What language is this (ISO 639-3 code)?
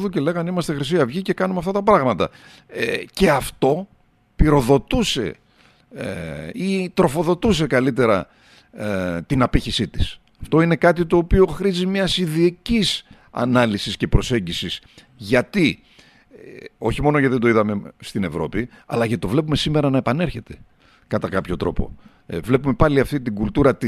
ell